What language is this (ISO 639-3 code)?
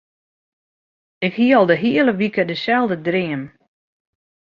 fry